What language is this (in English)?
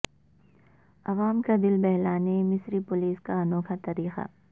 Urdu